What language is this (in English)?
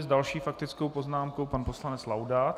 Czech